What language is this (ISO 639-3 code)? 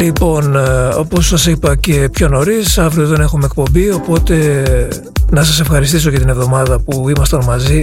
ell